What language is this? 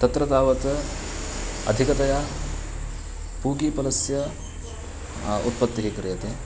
Sanskrit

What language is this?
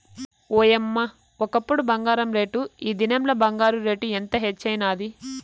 Telugu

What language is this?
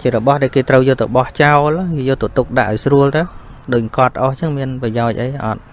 Vietnamese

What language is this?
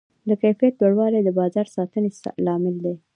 Pashto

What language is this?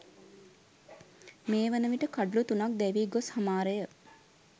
Sinhala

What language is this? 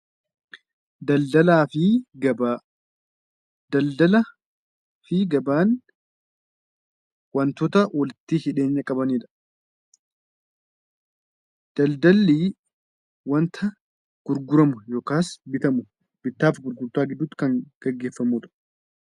Oromo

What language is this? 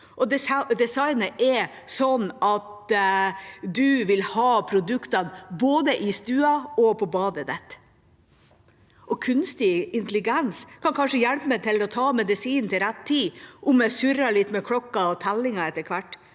Norwegian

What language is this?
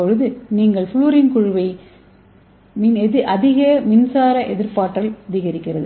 Tamil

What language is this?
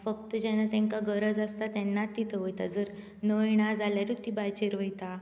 Konkani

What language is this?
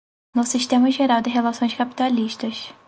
Portuguese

